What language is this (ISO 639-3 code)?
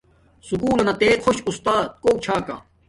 dmk